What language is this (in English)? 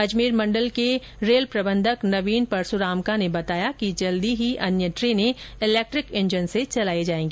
Hindi